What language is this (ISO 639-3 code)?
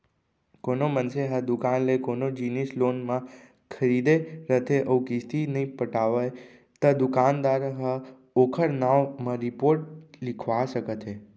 hne